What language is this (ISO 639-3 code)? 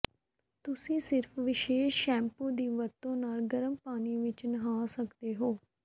pan